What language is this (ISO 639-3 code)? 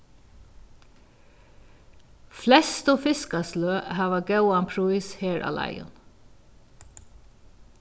fao